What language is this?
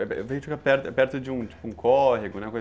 Portuguese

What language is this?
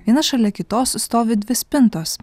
Lithuanian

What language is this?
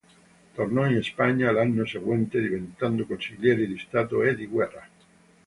Italian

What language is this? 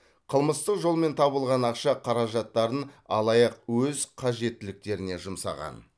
Kazakh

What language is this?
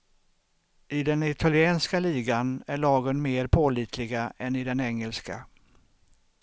Swedish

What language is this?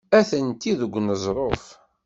Kabyle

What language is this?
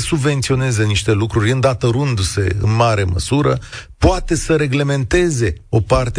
Romanian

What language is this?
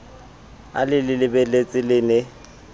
Southern Sotho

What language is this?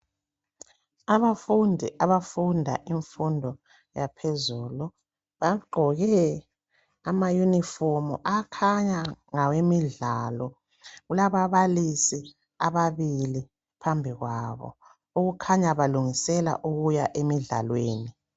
North Ndebele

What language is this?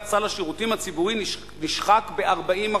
Hebrew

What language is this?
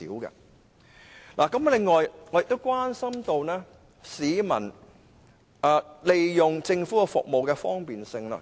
Cantonese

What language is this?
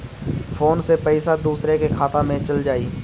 Bhojpuri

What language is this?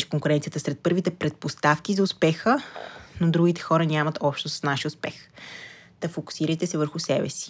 Bulgarian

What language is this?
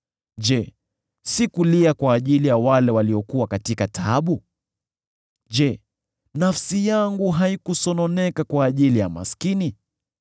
Swahili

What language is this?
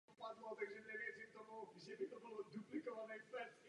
Czech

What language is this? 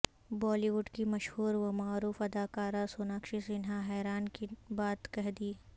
Urdu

